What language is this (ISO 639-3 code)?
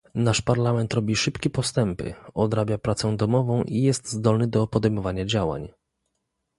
pol